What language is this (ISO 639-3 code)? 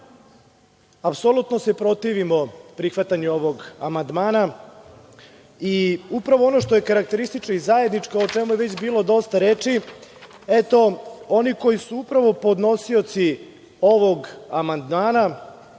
srp